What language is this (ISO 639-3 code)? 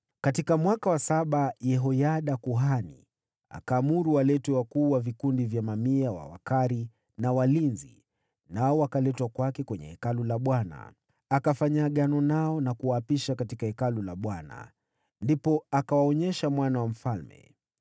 swa